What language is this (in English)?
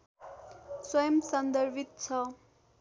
Nepali